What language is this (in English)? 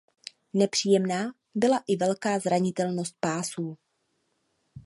Czech